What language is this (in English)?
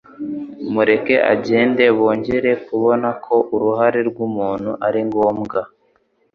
Kinyarwanda